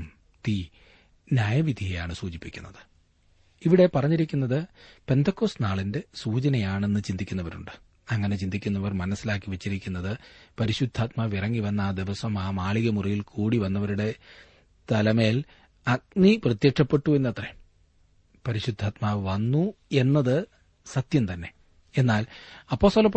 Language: Malayalam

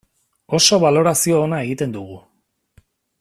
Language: Basque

